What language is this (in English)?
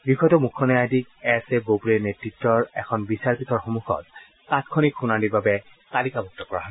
Assamese